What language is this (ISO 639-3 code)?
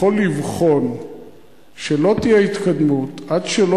heb